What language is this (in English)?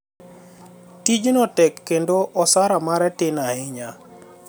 Luo (Kenya and Tanzania)